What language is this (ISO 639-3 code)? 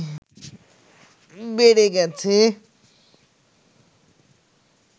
ben